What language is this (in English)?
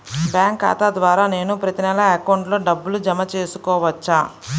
Telugu